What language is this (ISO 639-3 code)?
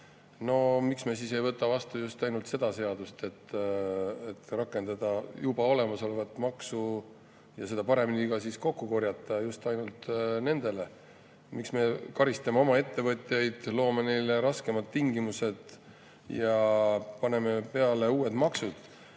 est